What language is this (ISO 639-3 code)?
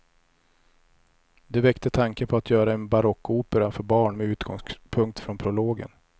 swe